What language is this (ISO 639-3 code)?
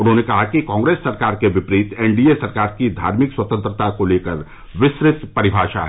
hin